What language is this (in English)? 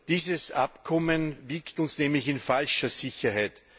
German